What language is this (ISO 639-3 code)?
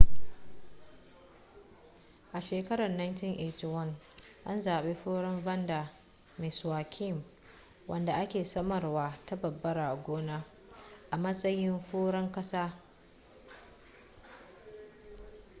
hau